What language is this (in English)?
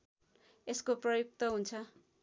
Nepali